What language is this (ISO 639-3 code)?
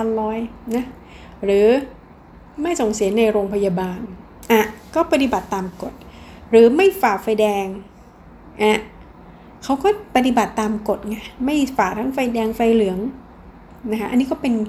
tha